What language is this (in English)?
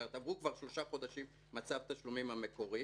Hebrew